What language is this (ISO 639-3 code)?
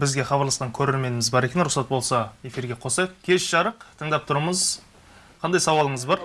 tur